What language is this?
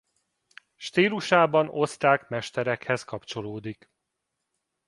Hungarian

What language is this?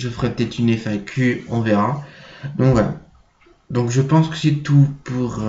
French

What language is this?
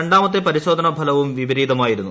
Malayalam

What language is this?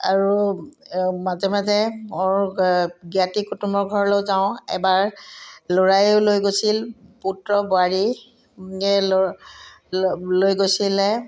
Assamese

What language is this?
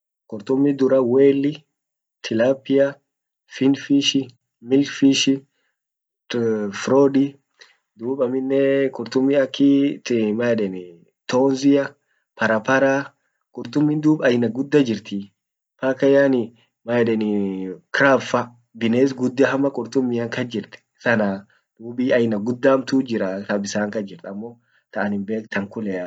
Orma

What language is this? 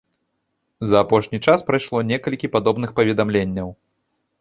Belarusian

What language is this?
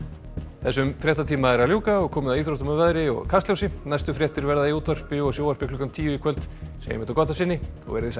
Icelandic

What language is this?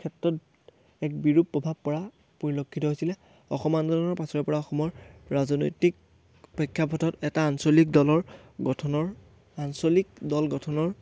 Assamese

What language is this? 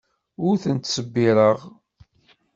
Kabyle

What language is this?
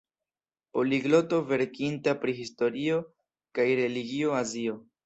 Esperanto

